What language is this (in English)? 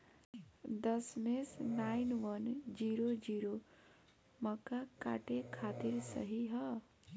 Bhojpuri